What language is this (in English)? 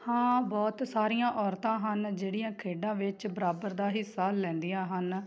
Punjabi